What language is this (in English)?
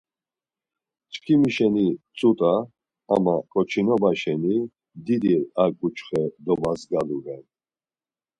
Laz